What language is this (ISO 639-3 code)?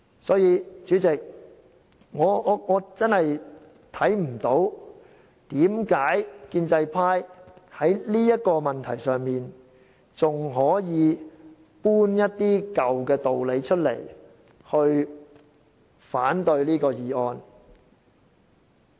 yue